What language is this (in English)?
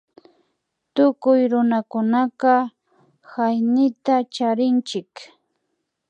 Imbabura Highland Quichua